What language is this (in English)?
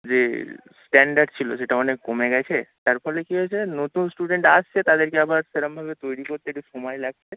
Bangla